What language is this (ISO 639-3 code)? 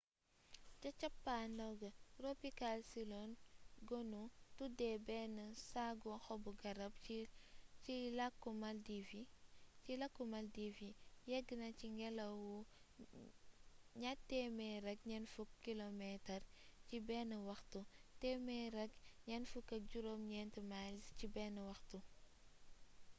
wol